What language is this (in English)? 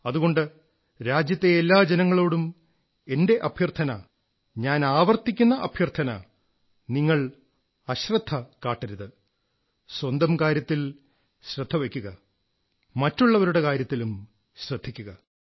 Malayalam